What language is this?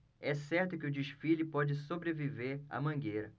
Portuguese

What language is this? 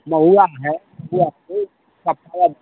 Hindi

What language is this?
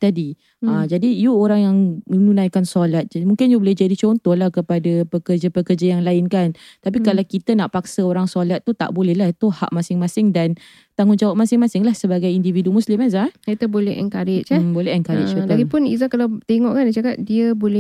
Malay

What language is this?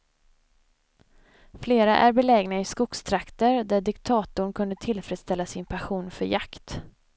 Swedish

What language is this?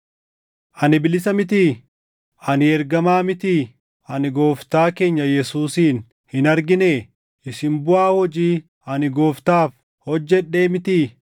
Oromo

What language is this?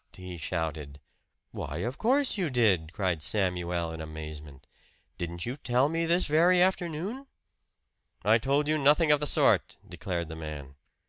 English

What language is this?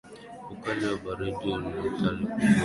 Swahili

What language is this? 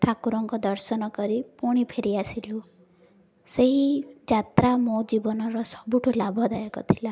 Odia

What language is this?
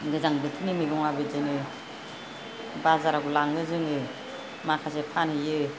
Bodo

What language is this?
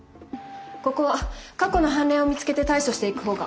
Japanese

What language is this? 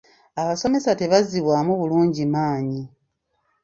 Ganda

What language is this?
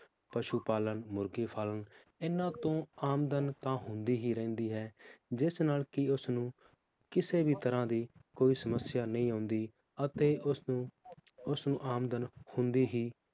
Punjabi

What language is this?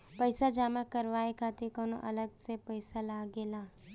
Bhojpuri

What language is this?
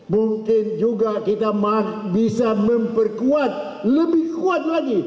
Indonesian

